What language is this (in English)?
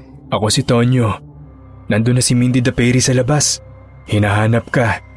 Filipino